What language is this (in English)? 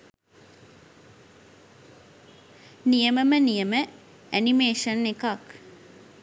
Sinhala